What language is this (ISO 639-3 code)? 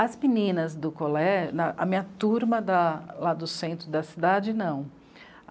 por